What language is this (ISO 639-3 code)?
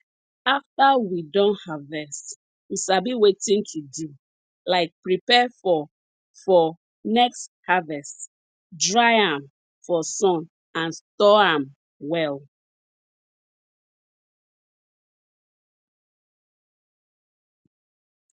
pcm